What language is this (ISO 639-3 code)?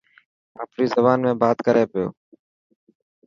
mki